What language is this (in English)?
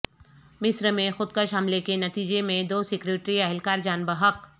Urdu